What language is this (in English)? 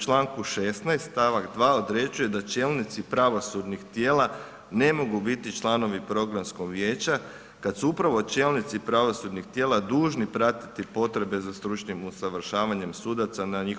Croatian